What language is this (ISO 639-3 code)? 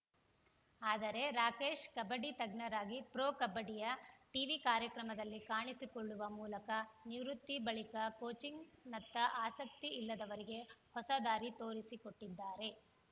kan